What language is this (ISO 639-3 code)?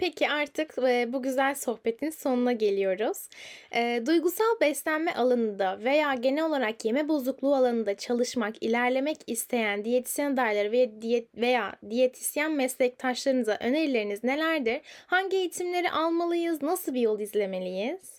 tur